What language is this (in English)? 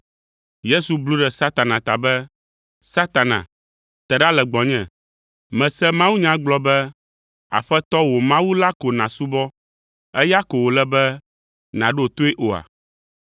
Ewe